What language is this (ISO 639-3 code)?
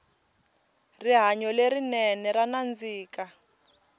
tso